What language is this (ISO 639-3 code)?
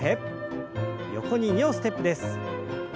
jpn